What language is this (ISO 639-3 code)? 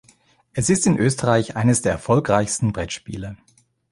deu